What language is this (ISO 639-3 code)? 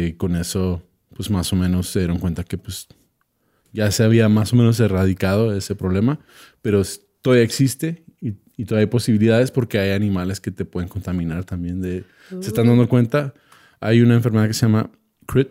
spa